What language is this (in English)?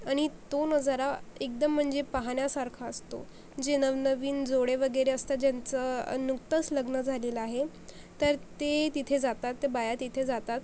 Marathi